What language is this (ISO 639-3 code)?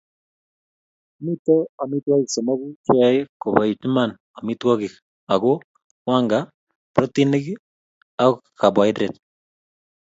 kln